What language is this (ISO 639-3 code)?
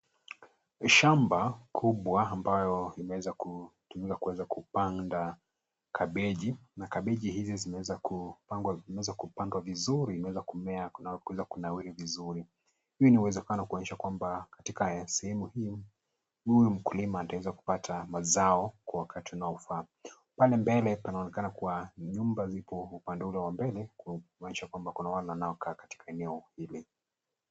swa